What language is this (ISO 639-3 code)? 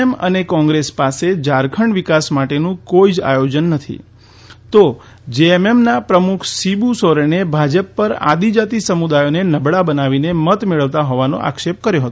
guj